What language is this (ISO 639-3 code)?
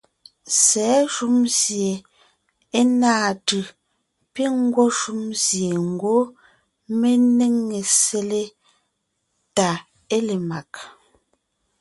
nnh